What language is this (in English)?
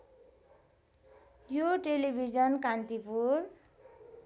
Nepali